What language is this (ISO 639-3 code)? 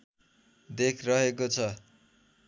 nep